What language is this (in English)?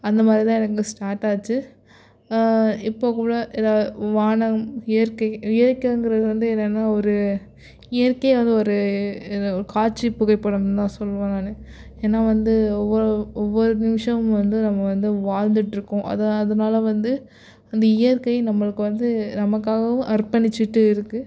Tamil